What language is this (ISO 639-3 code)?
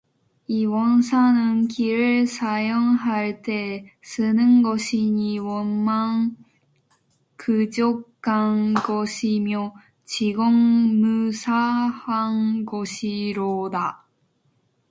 kor